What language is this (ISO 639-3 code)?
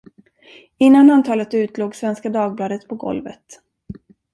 swe